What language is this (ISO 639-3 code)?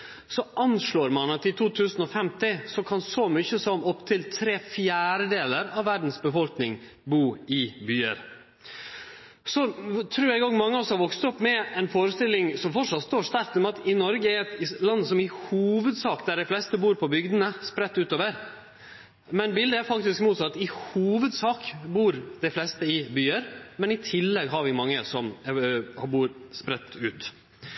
nno